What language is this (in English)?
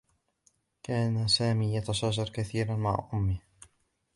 Arabic